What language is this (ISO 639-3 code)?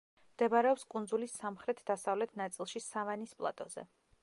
kat